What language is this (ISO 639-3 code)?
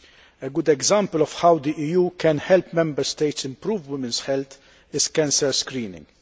eng